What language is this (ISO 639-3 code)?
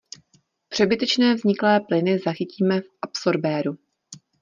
ces